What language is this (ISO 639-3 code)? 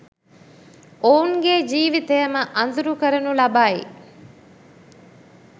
sin